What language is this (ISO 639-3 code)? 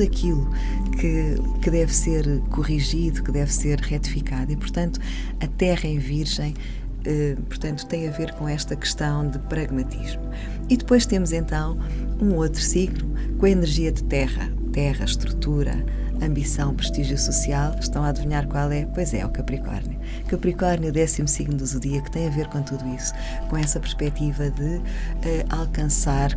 por